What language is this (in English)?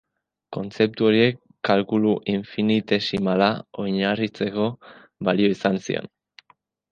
Basque